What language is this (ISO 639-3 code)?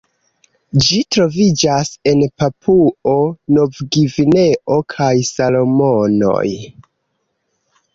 epo